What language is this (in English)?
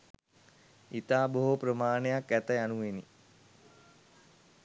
Sinhala